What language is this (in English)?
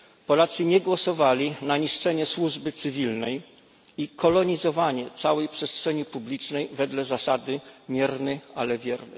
Polish